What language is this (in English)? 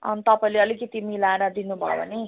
Nepali